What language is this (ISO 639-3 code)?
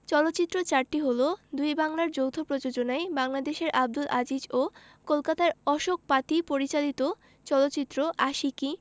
ben